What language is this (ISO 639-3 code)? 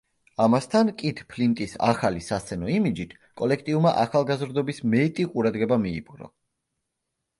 kat